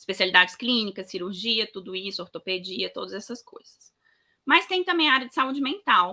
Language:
Portuguese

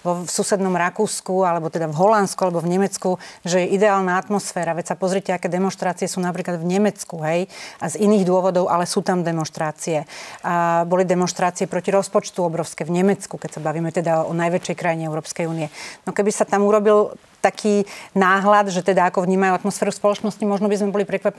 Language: Slovak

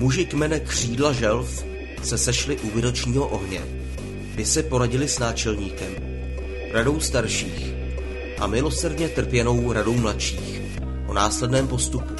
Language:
Czech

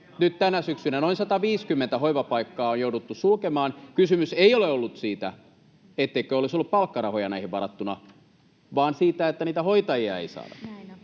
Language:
Finnish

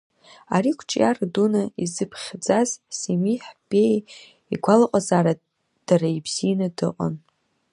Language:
Abkhazian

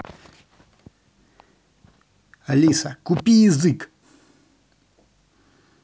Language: Russian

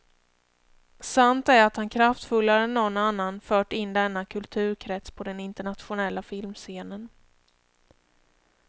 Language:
Swedish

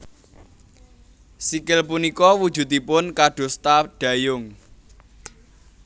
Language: Javanese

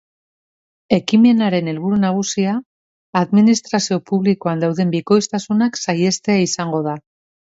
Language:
Basque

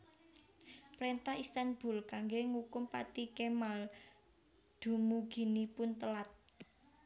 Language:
Javanese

